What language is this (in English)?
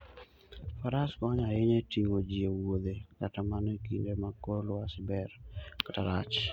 Luo (Kenya and Tanzania)